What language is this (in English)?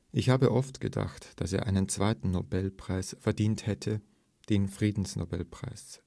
German